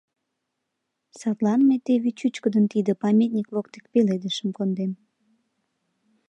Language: Mari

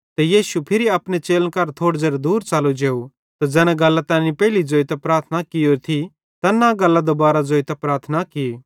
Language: Bhadrawahi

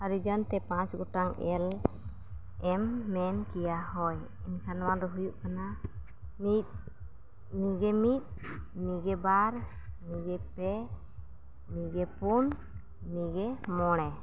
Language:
Santali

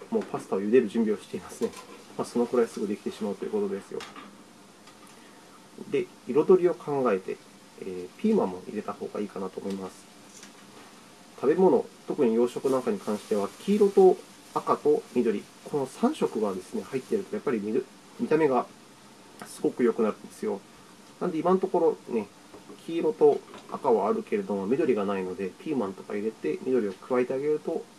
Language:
Japanese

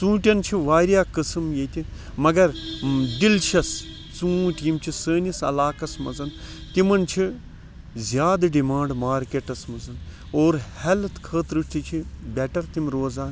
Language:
Kashmiri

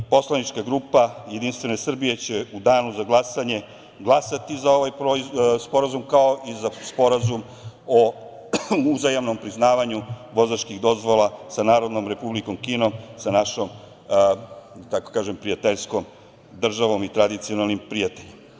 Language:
Serbian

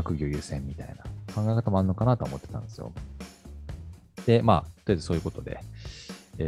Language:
Japanese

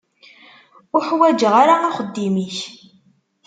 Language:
Kabyle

